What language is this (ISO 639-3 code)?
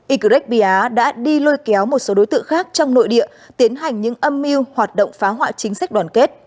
vie